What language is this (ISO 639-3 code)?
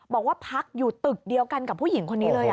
tha